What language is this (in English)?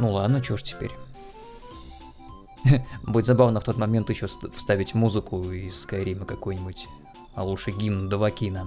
Russian